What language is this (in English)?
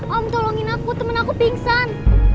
Indonesian